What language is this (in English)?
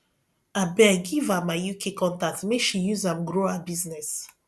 Nigerian Pidgin